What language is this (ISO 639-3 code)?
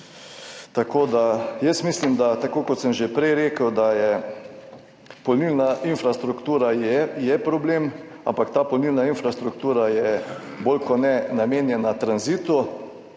slv